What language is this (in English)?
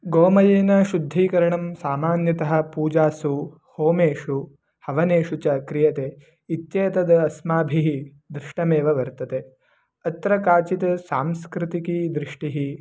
Sanskrit